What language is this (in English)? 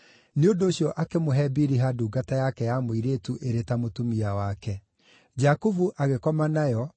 Kikuyu